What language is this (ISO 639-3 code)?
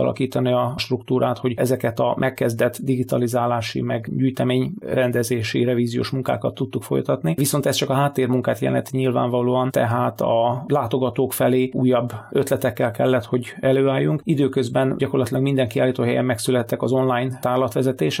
hun